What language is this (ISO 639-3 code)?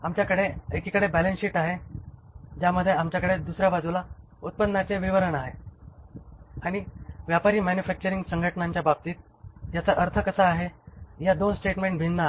mar